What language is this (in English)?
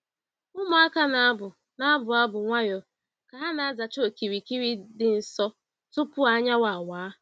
Igbo